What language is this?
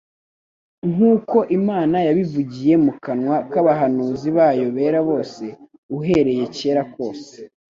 Kinyarwanda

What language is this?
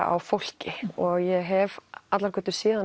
Icelandic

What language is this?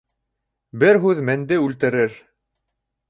Bashkir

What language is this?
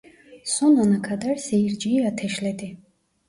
Turkish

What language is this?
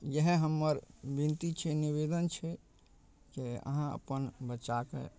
Maithili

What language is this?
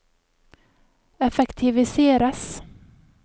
Norwegian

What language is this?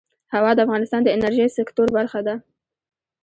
Pashto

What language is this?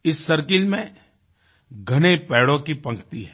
Hindi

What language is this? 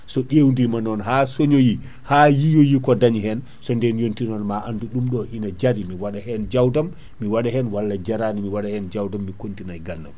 Fula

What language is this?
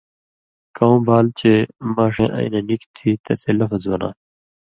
Indus Kohistani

